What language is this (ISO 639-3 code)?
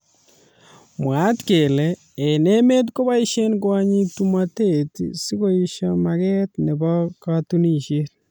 kln